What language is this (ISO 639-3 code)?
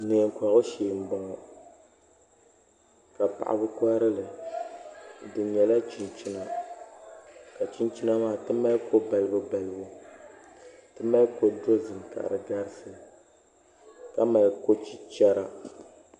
dag